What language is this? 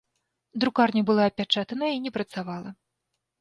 Belarusian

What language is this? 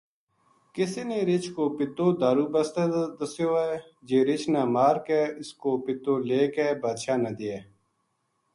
Gujari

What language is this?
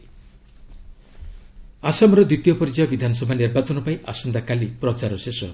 Odia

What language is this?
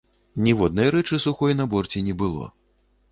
Belarusian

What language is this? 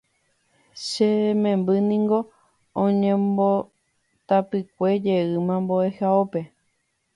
Guarani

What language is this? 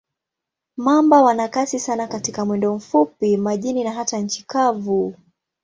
Swahili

